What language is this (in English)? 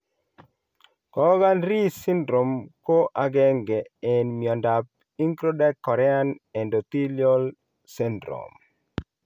Kalenjin